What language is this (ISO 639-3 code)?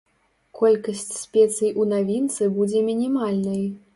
bel